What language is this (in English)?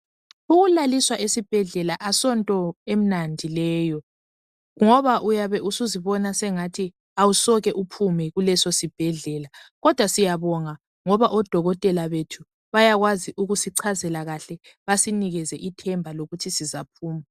North Ndebele